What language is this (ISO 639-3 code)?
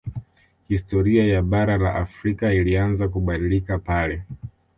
swa